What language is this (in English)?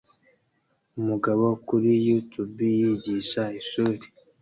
Kinyarwanda